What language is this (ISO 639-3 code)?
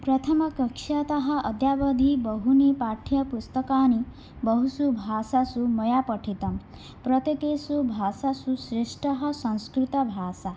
san